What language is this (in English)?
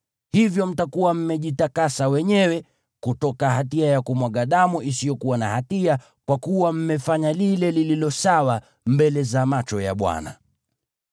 Swahili